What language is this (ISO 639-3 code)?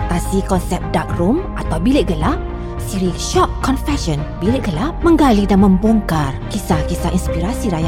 msa